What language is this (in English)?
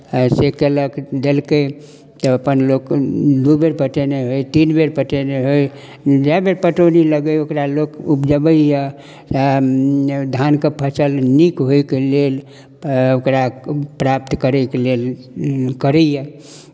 Maithili